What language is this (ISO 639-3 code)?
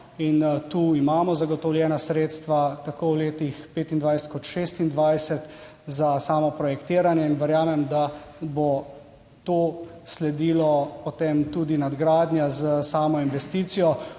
slv